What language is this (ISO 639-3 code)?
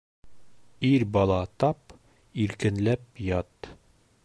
bak